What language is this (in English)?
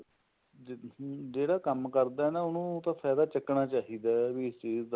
Punjabi